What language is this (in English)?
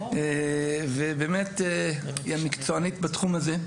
Hebrew